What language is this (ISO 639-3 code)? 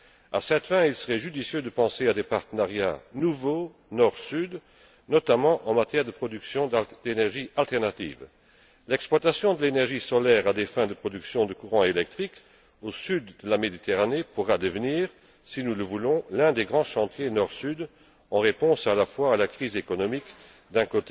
fra